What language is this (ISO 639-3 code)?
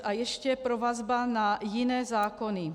ces